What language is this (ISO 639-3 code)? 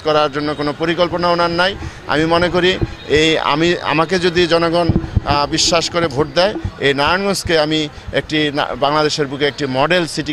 ben